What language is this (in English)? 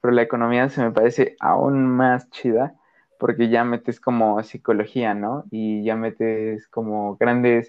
Spanish